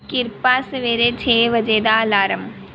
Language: Punjabi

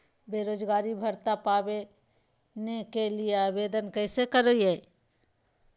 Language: Magahi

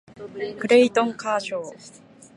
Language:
Japanese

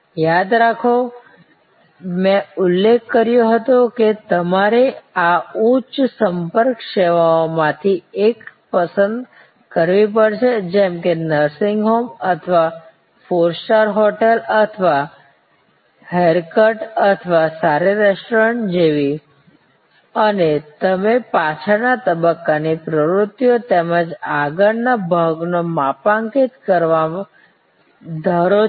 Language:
Gujarati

